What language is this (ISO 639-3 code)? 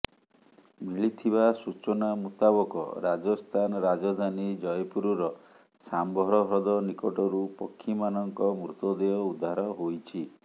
ori